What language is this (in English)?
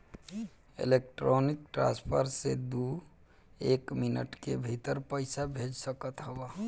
Bhojpuri